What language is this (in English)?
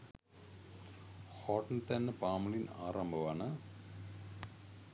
Sinhala